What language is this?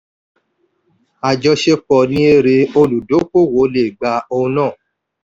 Yoruba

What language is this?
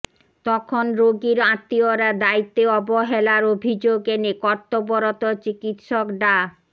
Bangla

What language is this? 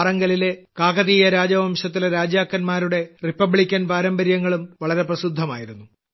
Malayalam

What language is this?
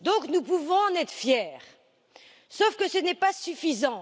French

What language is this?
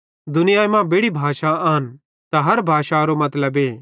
Bhadrawahi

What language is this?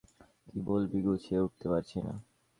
Bangla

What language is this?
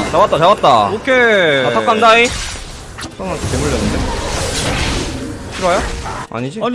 Korean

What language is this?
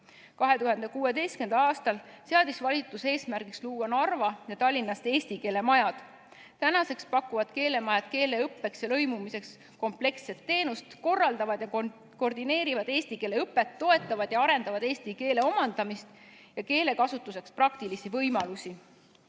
Estonian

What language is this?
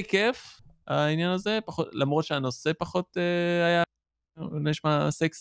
Hebrew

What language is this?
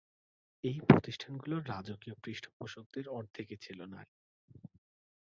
Bangla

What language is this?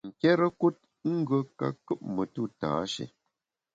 Bamun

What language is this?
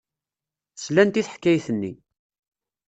Kabyle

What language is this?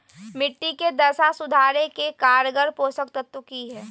Magahi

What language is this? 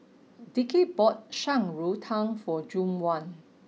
English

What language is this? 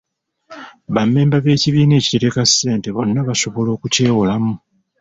Ganda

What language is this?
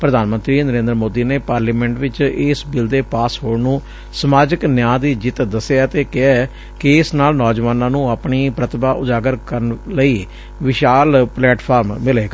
Punjabi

